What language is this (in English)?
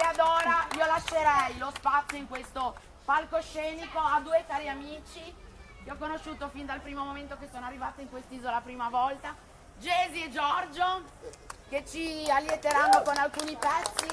Italian